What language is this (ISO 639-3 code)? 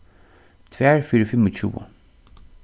fao